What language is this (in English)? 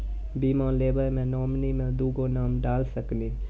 Maithili